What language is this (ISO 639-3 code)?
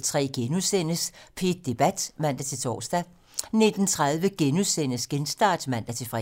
dan